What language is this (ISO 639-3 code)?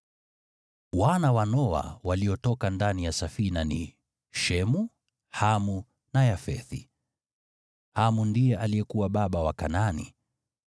swa